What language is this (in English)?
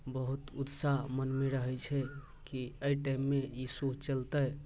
Maithili